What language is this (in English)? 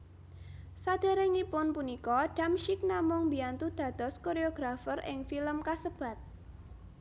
Javanese